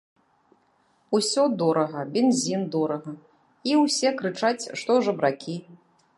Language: Belarusian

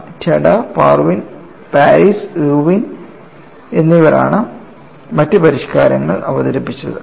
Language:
Malayalam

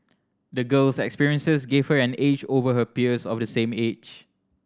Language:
English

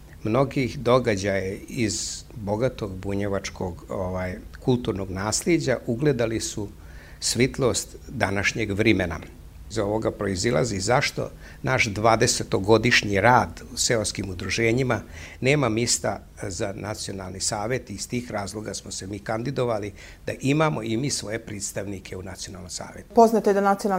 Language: Croatian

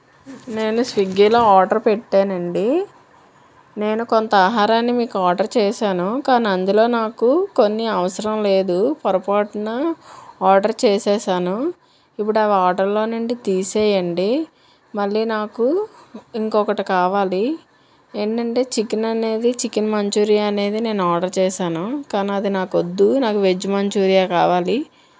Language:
Telugu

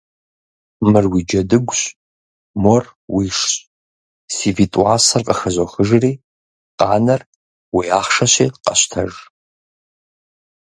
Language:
Kabardian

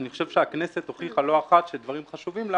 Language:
Hebrew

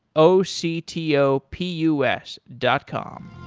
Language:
English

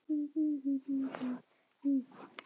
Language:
Icelandic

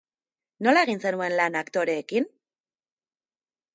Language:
Basque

